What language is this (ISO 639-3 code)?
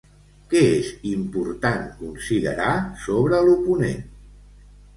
cat